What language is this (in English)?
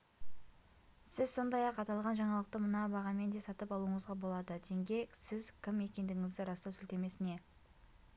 Kazakh